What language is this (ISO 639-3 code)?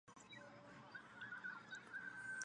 zho